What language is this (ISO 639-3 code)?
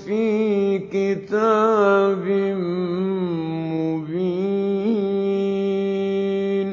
ara